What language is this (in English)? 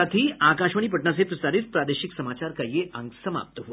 Hindi